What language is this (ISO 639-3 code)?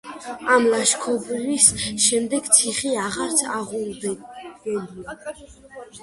kat